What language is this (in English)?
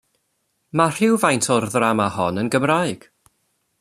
Welsh